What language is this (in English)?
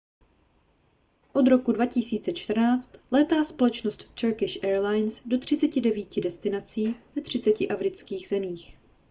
Czech